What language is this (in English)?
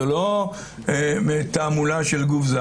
Hebrew